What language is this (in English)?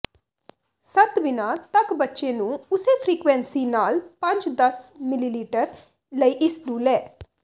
Punjabi